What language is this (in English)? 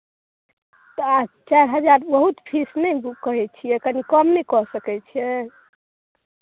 Maithili